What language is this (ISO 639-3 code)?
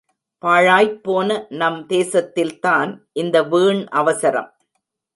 tam